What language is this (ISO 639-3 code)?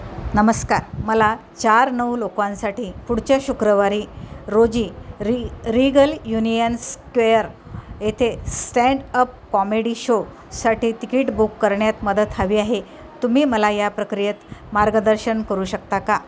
mar